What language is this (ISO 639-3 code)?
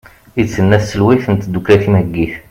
kab